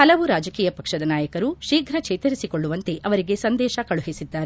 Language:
Kannada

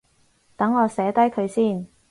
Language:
Cantonese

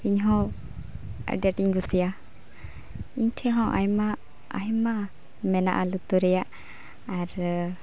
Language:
Santali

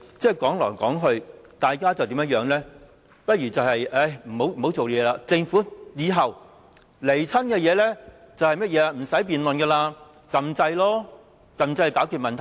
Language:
Cantonese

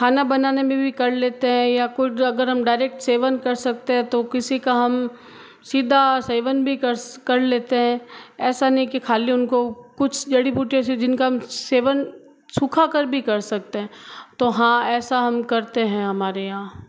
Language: Hindi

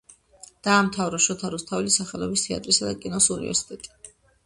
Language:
Georgian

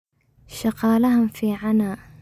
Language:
Somali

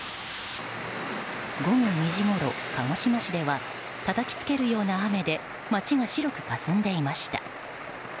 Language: Japanese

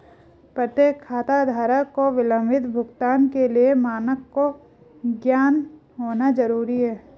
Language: Hindi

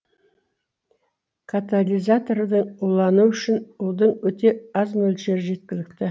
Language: Kazakh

